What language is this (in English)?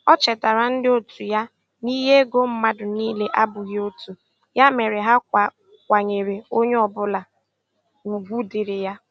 Igbo